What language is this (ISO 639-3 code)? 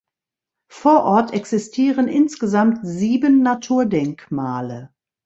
deu